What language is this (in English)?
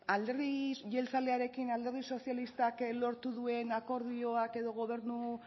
Basque